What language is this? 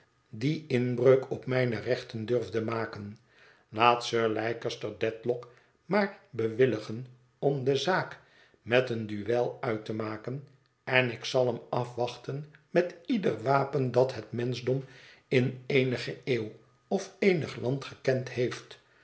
Dutch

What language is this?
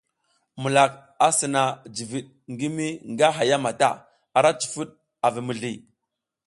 South Giziga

